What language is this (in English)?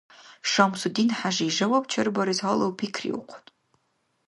Dargwa